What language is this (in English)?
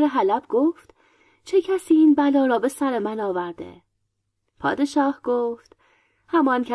Persian